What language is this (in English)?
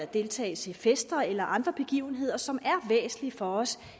Danish